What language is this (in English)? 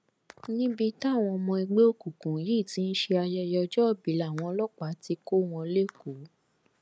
Yoruba